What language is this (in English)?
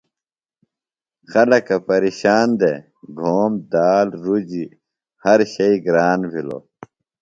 Phalura